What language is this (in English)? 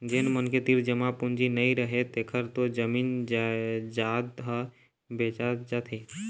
Chhattisgarhi